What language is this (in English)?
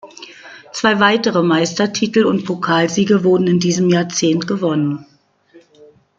German